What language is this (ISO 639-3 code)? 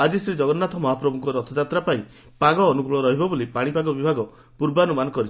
ori